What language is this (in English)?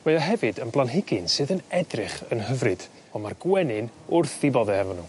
Welsh